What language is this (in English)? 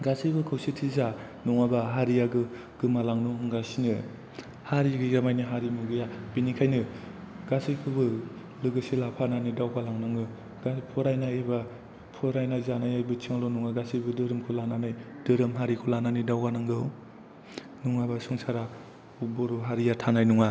Bodo